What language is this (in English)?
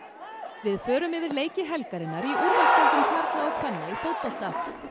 Icelandic